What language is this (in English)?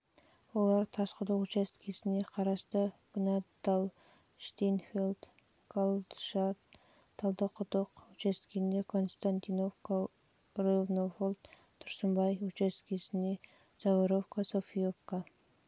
Kazakh